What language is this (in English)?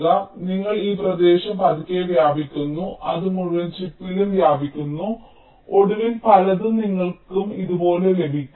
Malayalam